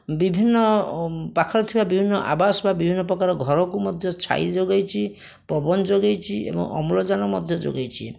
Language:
Odia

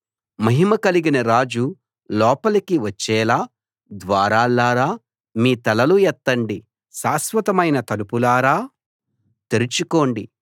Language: Telugu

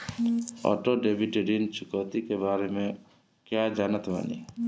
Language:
Bhojpuri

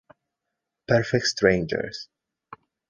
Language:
Italian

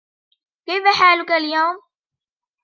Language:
Arabic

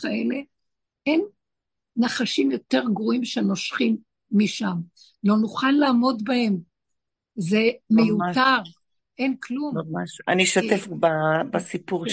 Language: Hebrew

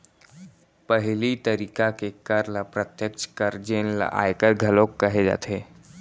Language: Chhattisgarhi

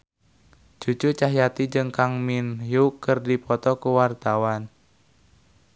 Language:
Sundanese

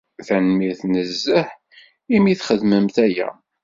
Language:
Kabyle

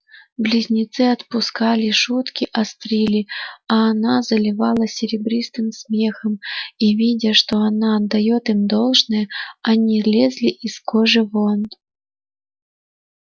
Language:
Russian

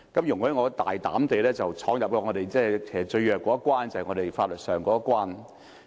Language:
Cantonese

